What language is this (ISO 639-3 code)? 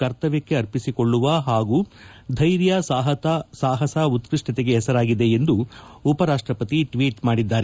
kan